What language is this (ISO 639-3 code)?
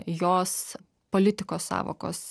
lit